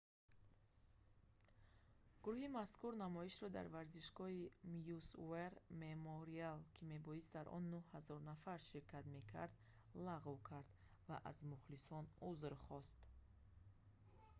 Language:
Tajik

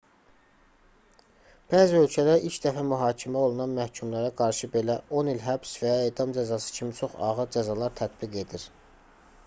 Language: Azerbaijani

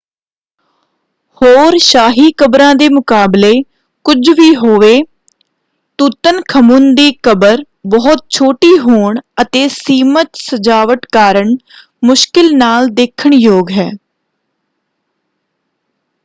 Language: Punjabi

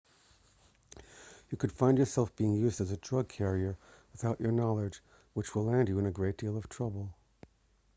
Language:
English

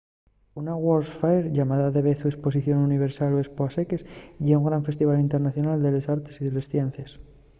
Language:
Asturian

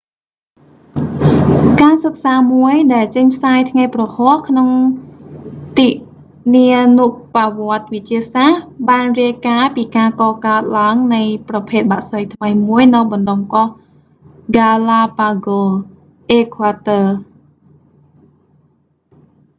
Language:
Khmer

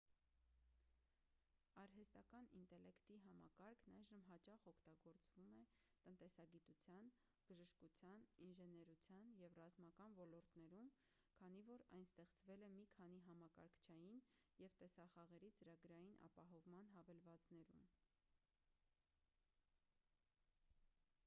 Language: Armenian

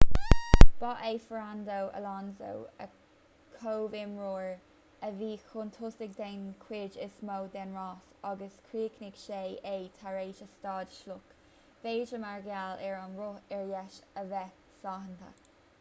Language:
Irish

